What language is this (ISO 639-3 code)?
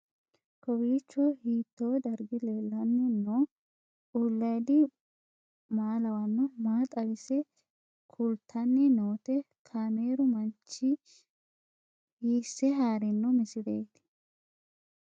sid